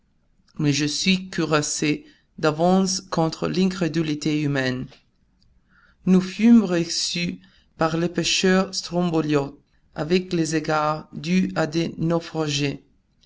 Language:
French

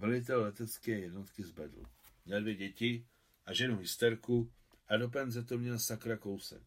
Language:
Czech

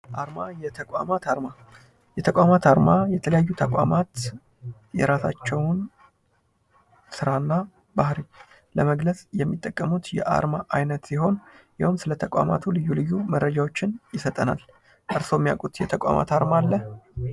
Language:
Amharic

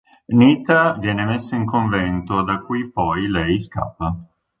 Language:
Italian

